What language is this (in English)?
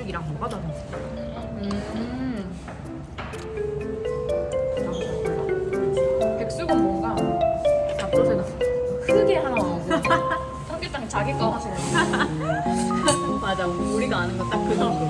Korean